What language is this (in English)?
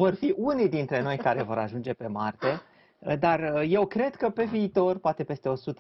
Romanian